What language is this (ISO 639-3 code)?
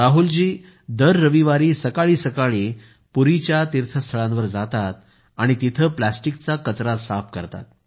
mar